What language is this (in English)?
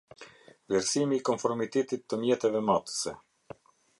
Albanian